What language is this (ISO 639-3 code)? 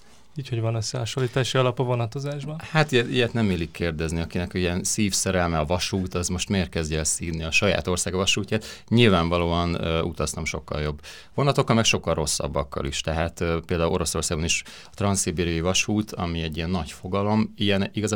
hun